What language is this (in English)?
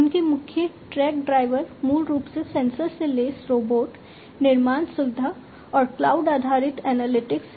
Hindi